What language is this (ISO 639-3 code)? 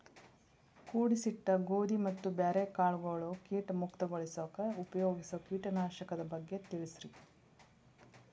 kan